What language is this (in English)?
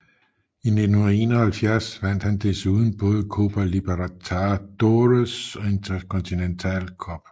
Danish